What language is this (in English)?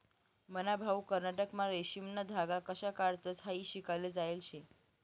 Marathi